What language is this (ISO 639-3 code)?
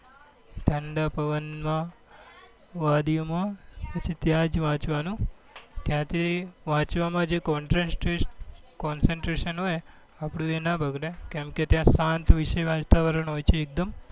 guj